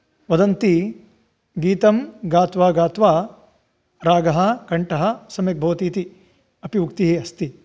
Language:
Sanskrit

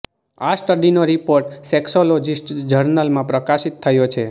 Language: Gujarati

